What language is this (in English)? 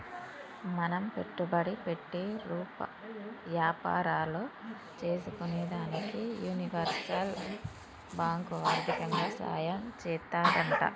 Telugu